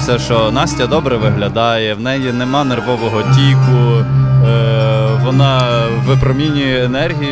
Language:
Ukrainian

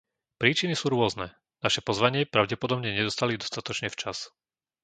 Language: Slovak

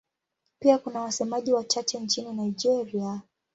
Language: Swahili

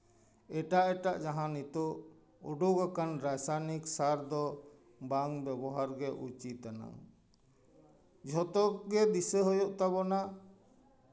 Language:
Santali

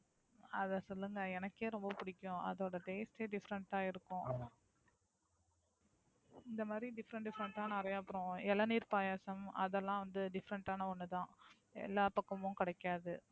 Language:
Tamil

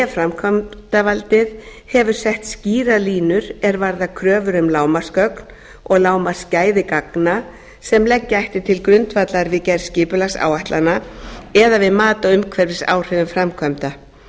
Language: Icelandic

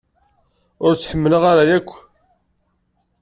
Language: Kabyle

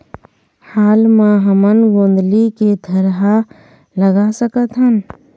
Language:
Chhattisgarhi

